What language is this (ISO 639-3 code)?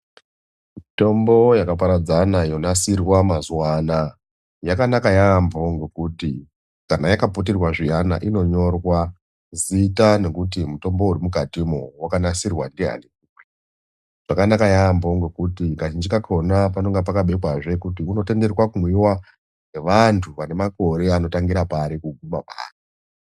ndc